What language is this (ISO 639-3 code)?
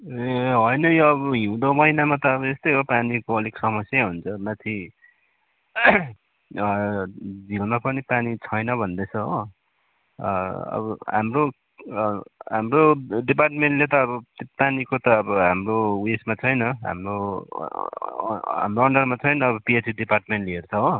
nep